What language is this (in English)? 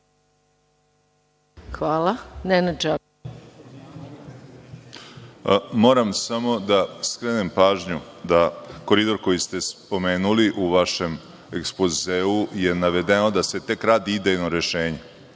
Serbian